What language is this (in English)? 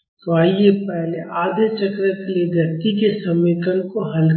Hindi